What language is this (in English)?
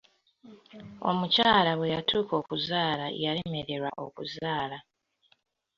Ganda